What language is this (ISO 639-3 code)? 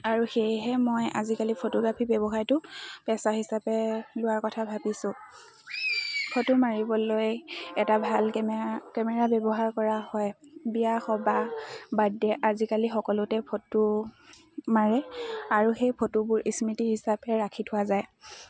asm